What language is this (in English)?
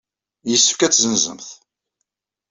Kabyle